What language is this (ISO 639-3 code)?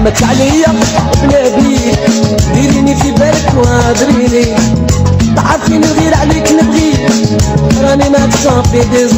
ara